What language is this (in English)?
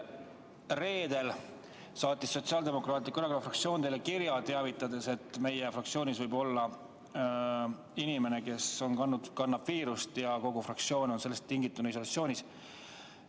Estonian